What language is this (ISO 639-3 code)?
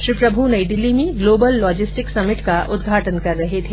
hin